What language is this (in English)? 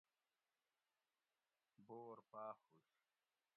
Gawri